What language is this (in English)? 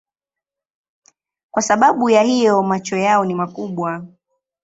Swahili